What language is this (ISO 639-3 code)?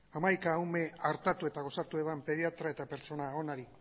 eus